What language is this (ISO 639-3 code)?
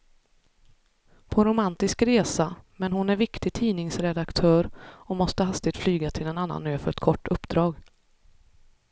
swe